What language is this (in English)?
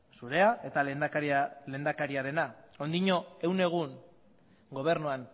Basque